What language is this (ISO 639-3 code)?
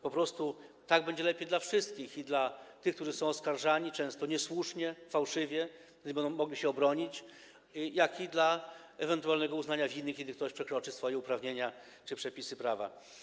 pol